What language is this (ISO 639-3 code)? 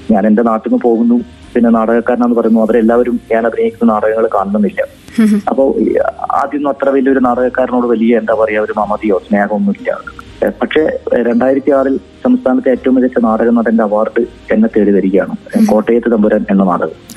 mal